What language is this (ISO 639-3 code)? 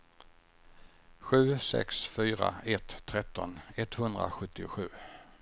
swe